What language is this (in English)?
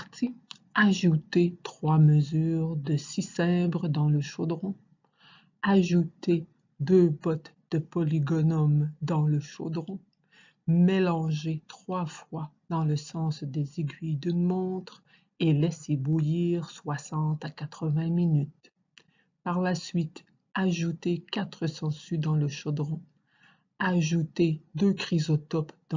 French